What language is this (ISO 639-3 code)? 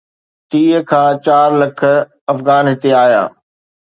snd